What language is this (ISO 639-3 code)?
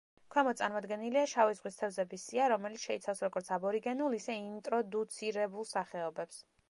kat